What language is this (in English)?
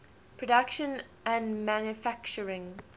English